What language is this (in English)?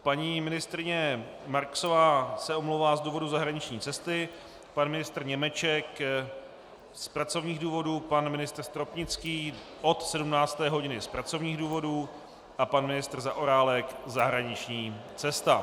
Czech